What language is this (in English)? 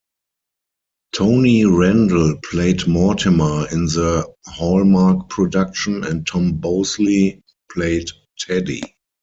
English